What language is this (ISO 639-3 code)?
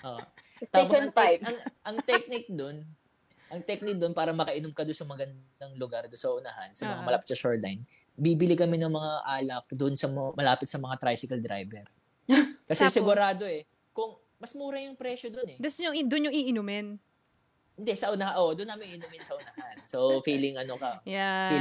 fil